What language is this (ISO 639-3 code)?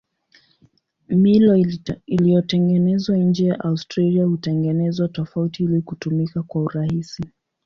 swa